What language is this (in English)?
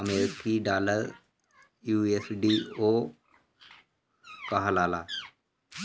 Bhojpuri